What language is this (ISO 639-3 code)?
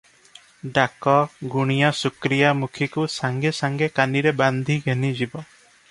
ori